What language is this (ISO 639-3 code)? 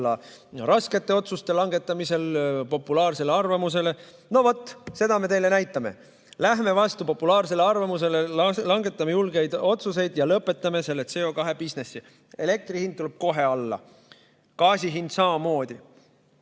est